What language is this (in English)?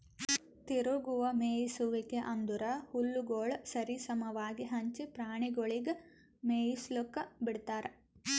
Kannada